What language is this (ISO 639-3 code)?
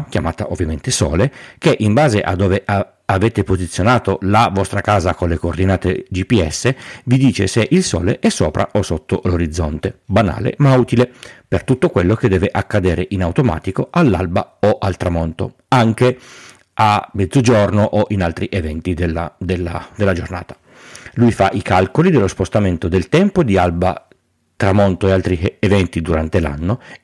ita